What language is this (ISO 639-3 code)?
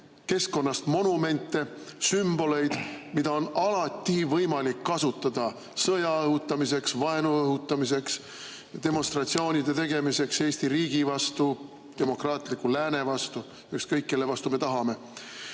est